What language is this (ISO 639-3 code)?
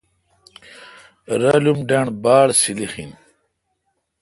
xka